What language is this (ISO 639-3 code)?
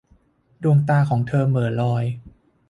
tha